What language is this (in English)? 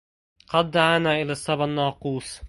Arabic